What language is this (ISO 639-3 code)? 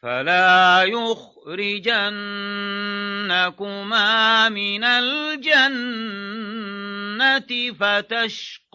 ara